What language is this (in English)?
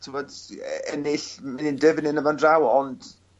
Welsh